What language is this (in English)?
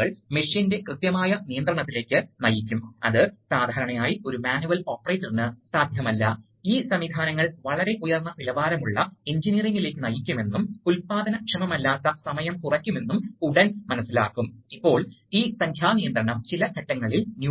Malayalam